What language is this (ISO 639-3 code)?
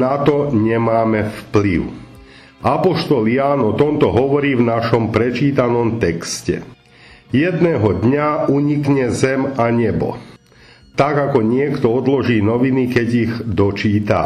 slk